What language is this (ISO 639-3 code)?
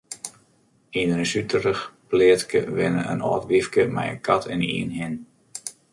fry